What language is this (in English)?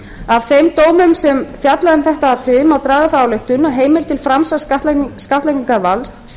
Icelandic